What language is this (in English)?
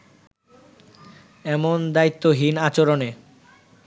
Bangla